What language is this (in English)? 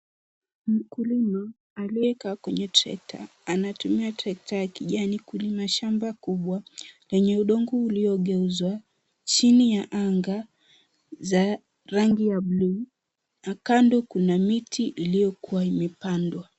Swahili